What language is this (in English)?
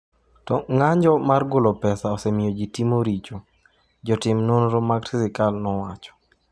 Luo (Kenya and Tanzania)